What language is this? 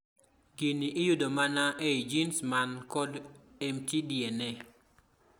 Luo (Kenya and Tanzania)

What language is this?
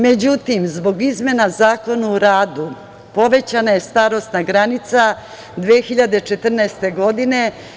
Serbian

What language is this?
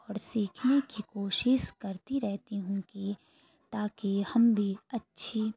Urdu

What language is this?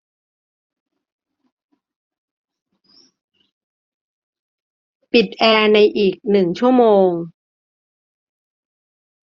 Thai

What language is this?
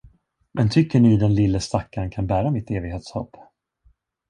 Swedish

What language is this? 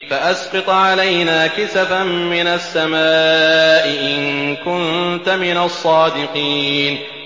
Arabic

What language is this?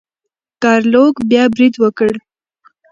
Pashto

